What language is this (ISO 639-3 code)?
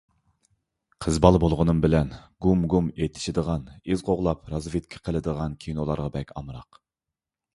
uig